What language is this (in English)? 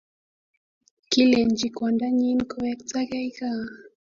Kalenjin